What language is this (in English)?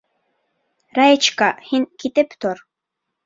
Bashkir